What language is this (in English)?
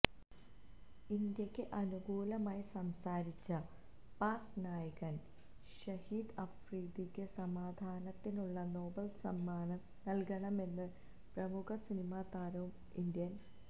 Malayalam